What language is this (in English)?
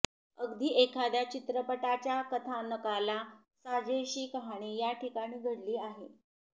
Marathi